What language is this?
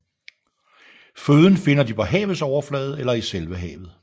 Danish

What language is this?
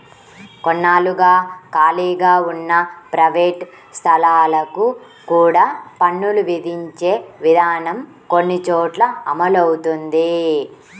Telugu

